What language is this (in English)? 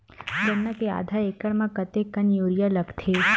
Chhattisgarhi